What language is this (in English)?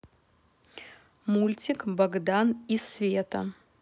Russian